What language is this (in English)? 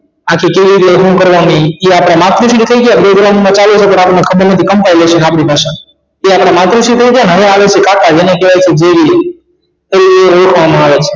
Gujarati